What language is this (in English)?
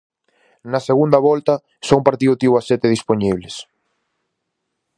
Galician